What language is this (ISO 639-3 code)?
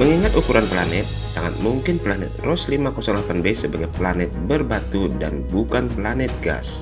ind